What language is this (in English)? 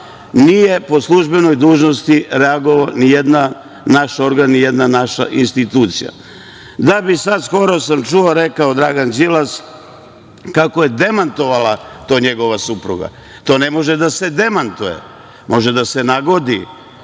Serbian